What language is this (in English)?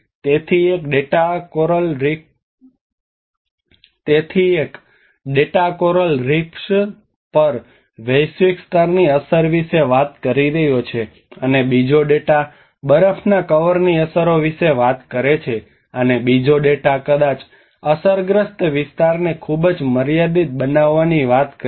Gujarati